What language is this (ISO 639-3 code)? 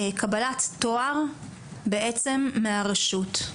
heb